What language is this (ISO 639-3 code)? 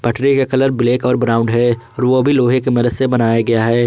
hin